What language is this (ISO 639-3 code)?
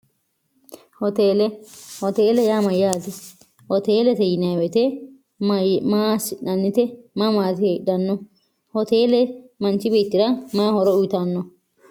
sid